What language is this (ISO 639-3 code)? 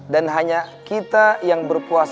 ind